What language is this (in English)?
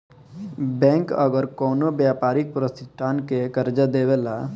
Bhojpuri